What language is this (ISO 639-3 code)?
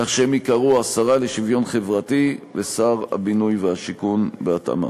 heb